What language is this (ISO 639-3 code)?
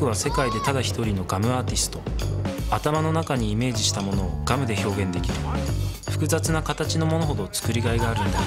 jpn